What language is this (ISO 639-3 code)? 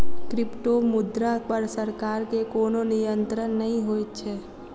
mai